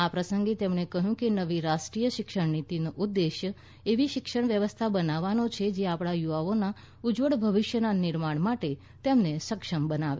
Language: Gujarati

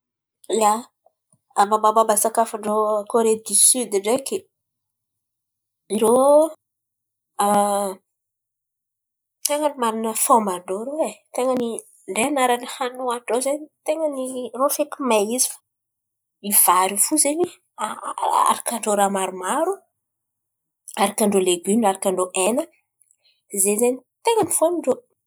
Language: Antankarana Malagasy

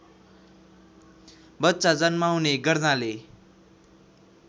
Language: Nepali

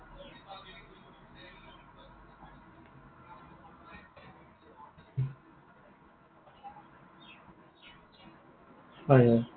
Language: Assamese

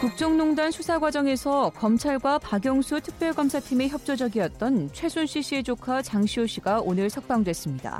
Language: Korean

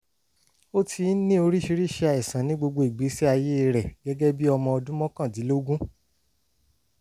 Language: Yoruba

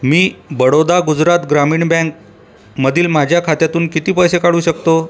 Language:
Marathi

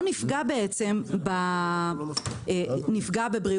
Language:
Hebrew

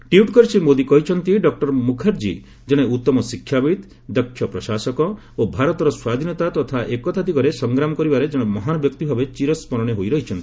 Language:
Odia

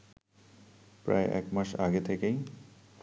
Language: Bangla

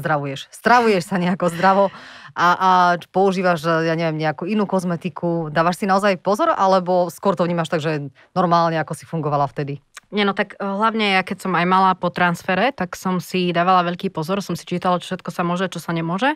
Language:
Slovak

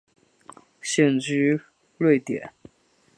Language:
Chinese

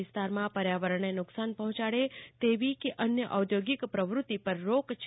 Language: Gujarati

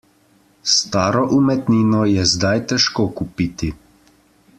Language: Slovenian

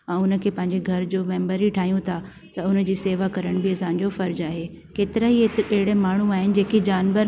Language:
Sindhi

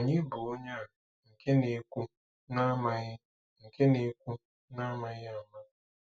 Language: Igbo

